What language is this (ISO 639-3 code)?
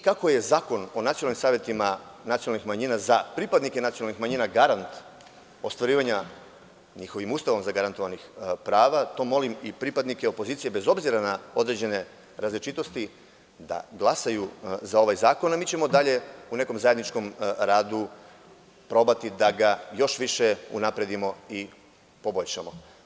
srp